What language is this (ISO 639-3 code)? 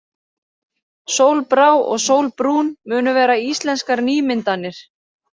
isl